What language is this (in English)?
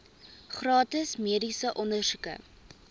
Afrikaans